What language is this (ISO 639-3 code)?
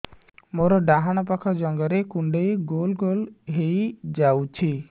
ori